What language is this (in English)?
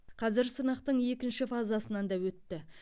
Kazakh